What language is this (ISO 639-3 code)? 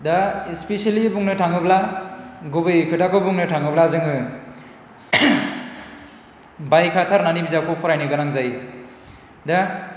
brx